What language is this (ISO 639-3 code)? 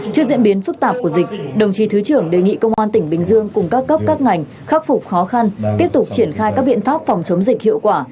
vie